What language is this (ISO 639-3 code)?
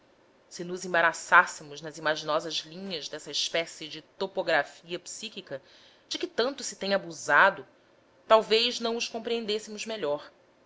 por